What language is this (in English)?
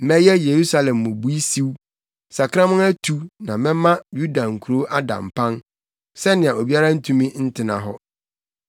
Akan